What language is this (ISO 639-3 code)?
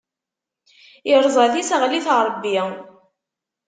kab